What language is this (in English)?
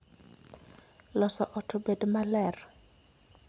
Luo (Kenya and Tanzania)